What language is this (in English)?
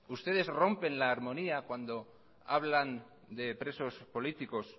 Spanish